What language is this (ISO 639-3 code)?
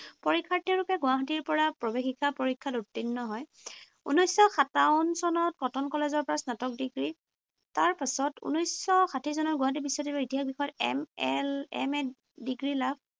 asm